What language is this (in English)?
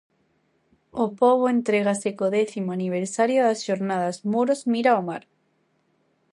Galician